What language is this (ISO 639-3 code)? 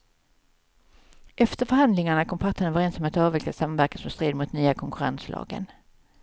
swe